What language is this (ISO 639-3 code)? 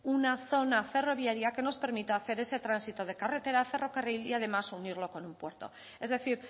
spa